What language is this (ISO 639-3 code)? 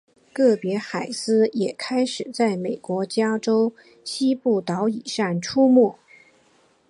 zho